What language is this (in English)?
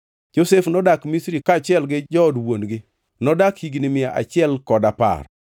Luo (Kenya and Tanzania)